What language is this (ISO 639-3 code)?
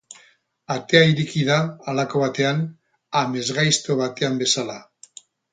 eus